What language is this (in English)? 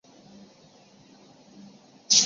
Chinese